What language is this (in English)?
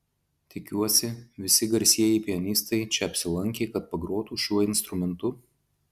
Lithuanian